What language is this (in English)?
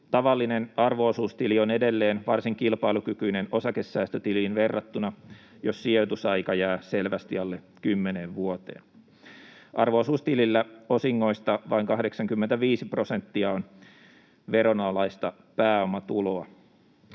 Finnish